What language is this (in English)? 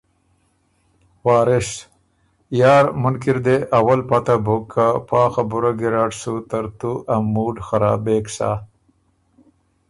Ormuri